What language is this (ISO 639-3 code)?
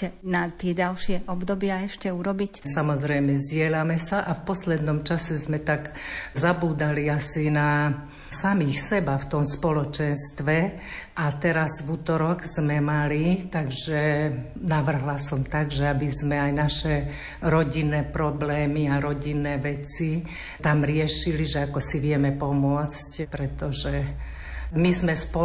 slk